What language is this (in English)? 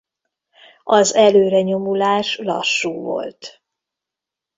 Hungarian